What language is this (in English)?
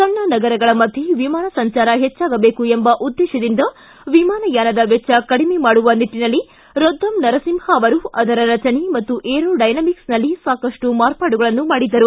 Kannada